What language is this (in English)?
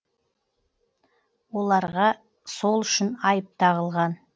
Kazakh